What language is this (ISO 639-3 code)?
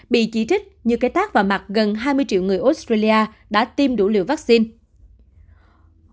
vie